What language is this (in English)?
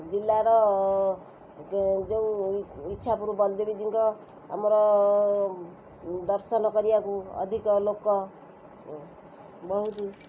Odia